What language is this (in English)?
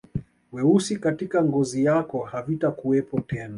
Swahili